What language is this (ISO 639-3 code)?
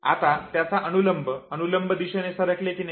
mar